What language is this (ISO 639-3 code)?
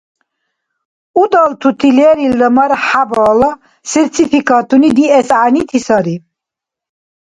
dar